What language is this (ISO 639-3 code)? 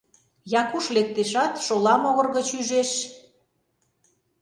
chm